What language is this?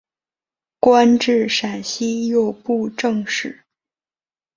Chinese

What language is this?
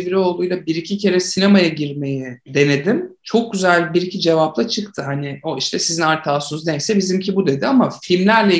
Turkish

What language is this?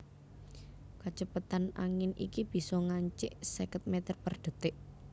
Javanese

